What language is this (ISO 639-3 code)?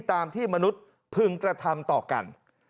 tha